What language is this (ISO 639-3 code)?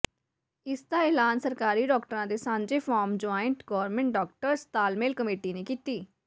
pan